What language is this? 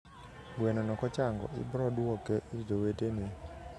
Luo (Kenya and Tanzania)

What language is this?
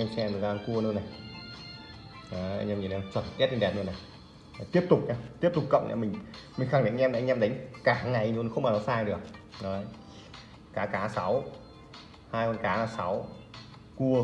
Vietnamese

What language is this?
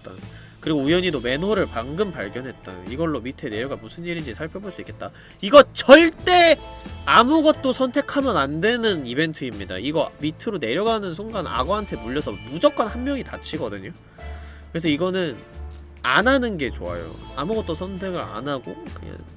Korean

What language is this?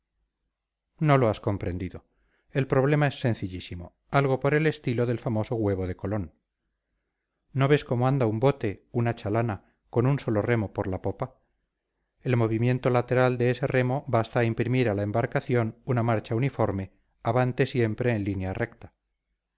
Spanish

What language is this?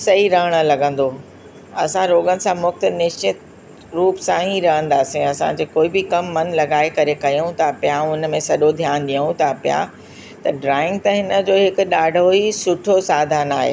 Sindhi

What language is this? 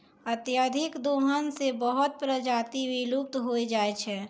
Maithili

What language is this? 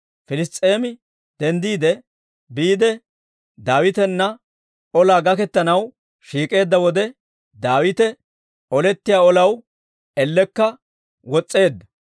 Dawro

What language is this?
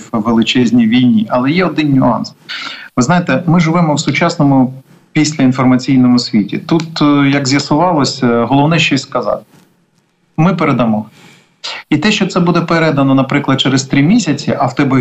Ukrainian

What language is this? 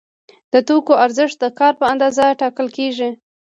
Pashto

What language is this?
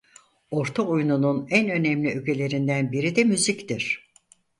Turkish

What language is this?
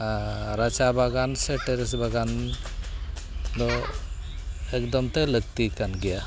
Santali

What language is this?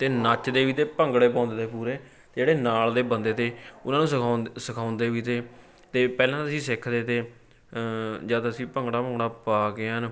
Punjabi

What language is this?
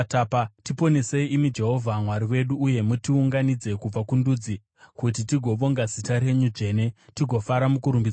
Shona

